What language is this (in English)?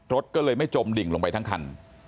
Thai